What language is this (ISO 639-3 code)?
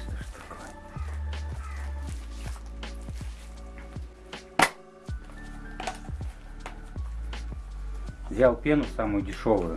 rus